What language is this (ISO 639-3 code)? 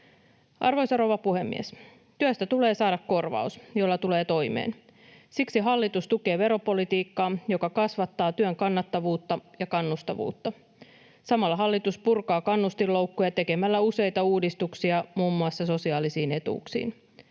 fin